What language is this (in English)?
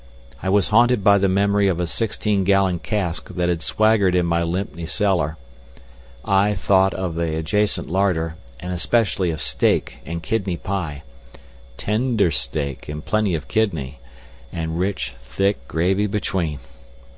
English